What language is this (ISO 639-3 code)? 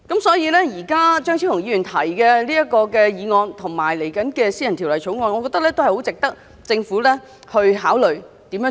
yue